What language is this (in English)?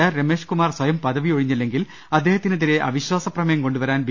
Malayalam